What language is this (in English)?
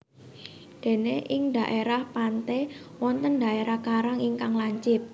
Javanese